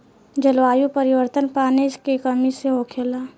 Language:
Bhojpuri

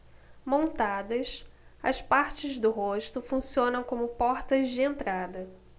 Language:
Portuguese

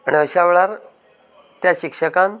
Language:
Konkani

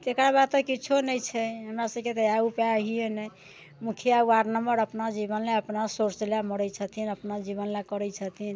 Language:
Maithili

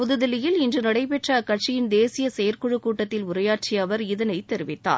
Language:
Tamil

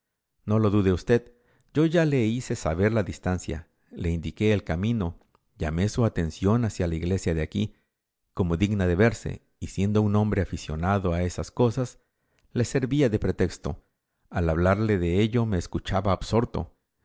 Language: Spanish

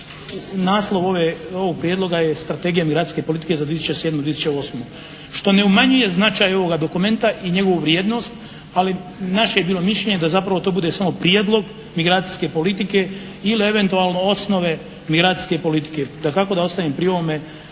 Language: Croatian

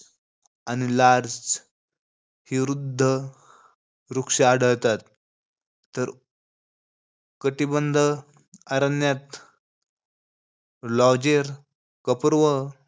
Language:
Marathi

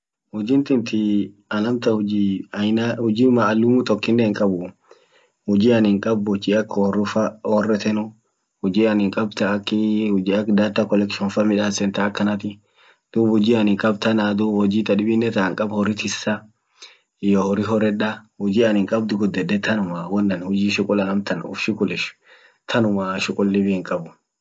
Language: Orma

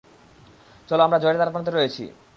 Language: Bangla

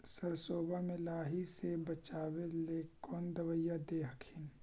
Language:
Magahi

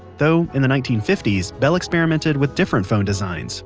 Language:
English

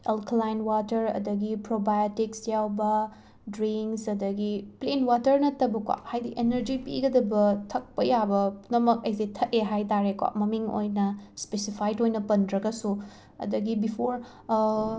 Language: Manipuri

